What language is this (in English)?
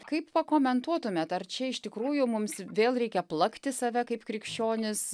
Lithuanian